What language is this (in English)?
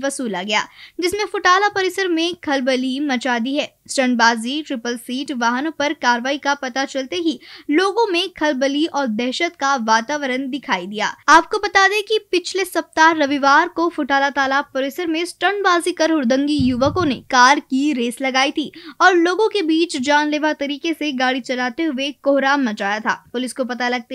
Hindi